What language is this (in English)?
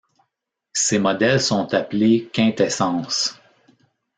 French